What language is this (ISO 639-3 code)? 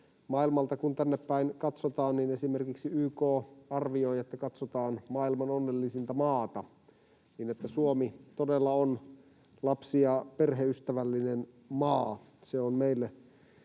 fin